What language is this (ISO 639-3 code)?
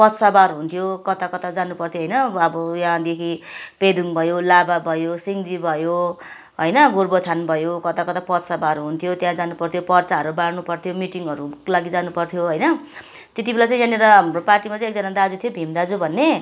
nep